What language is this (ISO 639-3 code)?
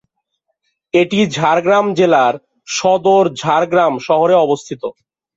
ben